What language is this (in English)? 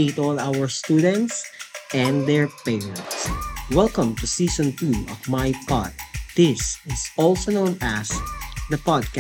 Filipino